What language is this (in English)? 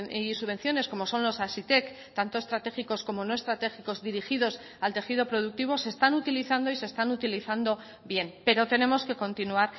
Spanish